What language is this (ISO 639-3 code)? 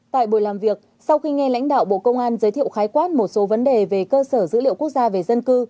vie